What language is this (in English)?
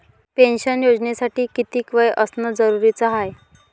Marathi